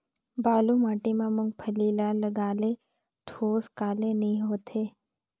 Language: Chhattisgarhi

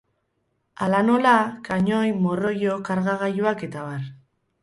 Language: Basque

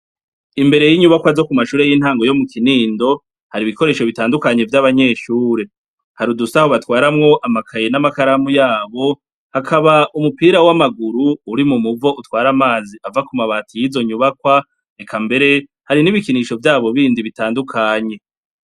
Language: Rundi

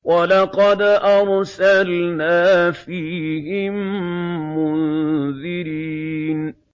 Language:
Arabic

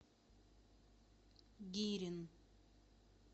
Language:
Russian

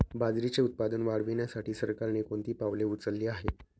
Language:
Marathi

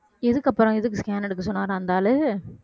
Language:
Tamil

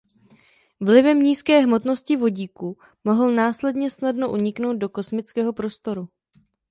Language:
Czech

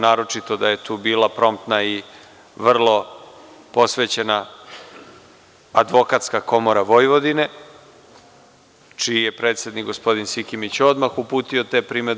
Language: Serbian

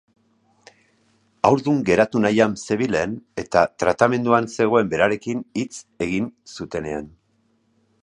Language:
Basque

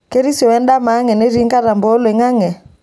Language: Masai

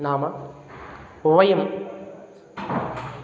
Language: Sanskrit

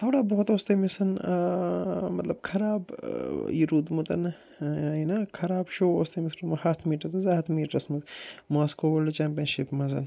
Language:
Kashmiri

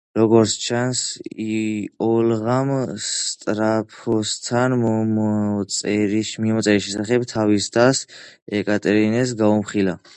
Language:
Georgian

